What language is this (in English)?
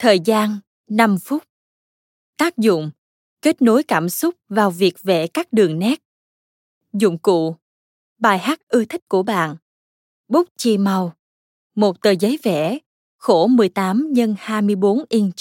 Vietnamese